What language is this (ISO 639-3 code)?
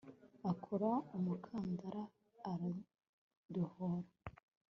kin